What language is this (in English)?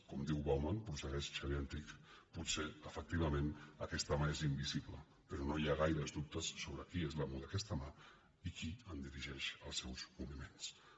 Catalan